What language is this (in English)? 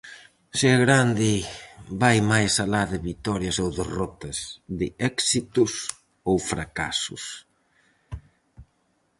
Galician